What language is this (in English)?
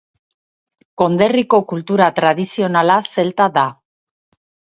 Basque